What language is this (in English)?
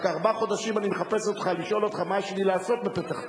Hebrew